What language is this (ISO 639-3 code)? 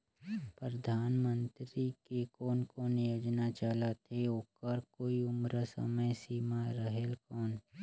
hne